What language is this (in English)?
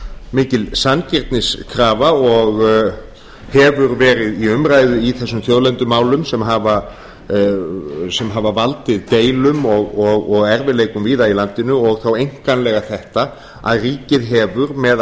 Icelandic